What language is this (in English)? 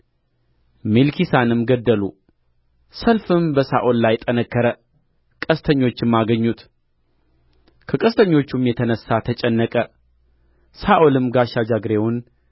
Amharic